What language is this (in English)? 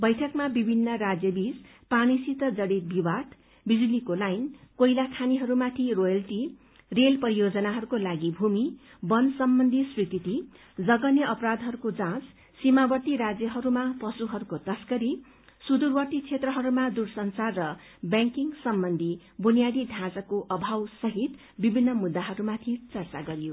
Nepali